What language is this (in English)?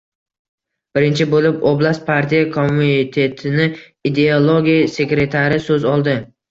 Uzbek